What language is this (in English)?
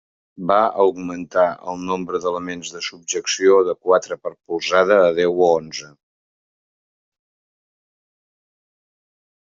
Catalan